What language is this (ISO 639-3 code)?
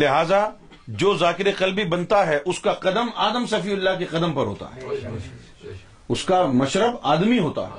urd